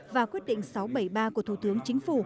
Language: Vietnamese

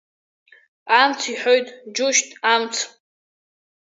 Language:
Abkhazian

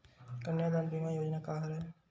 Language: Chhattisgarhi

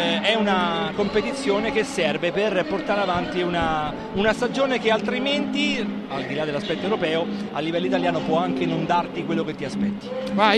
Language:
Italian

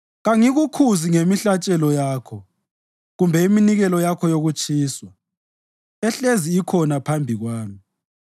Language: North Ndebele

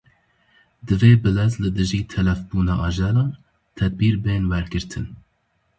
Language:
Kurdish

